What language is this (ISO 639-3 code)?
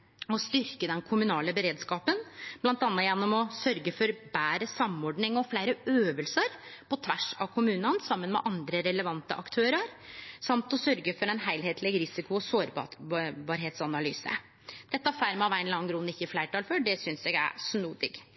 nno